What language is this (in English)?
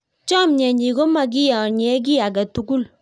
Kalenjin